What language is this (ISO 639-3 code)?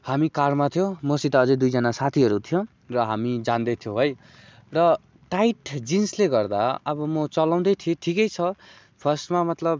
nep